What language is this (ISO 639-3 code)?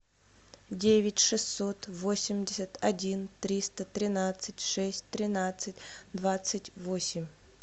rus